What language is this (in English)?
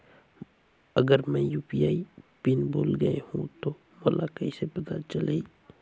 Chhattisgarhi